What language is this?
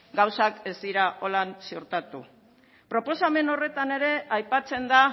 Basque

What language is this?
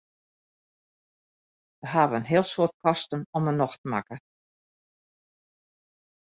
Western Frisian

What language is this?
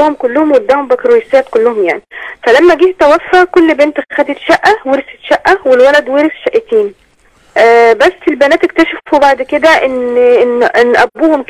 Arabic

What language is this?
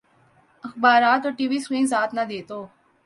Urdu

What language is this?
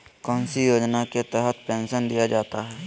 Magahi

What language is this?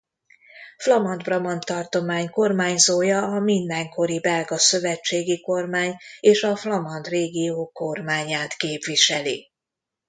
Hungarian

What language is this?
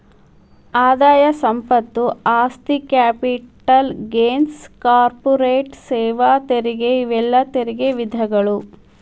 Kannada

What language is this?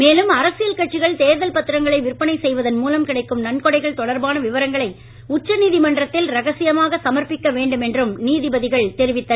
Tamil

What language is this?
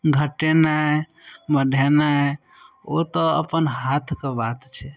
Maithili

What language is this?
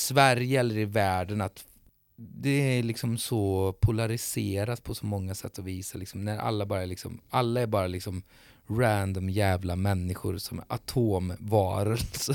Swedish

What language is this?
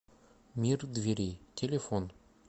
Russian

